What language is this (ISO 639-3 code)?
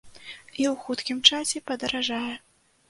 bel